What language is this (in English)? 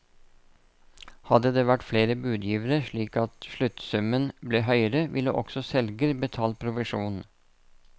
Norwegian